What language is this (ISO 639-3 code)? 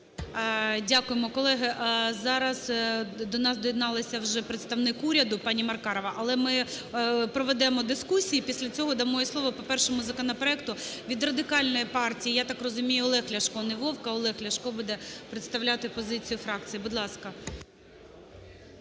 ukr